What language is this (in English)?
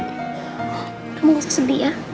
Indonesian